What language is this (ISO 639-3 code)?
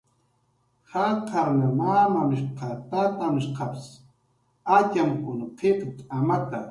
jqr